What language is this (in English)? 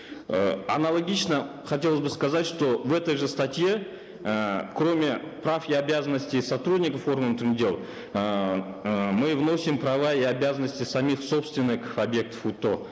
Kazakh